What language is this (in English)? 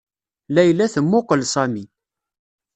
Kabyle